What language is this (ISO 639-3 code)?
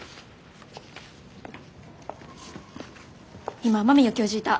jpn